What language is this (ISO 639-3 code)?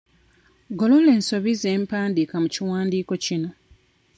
lug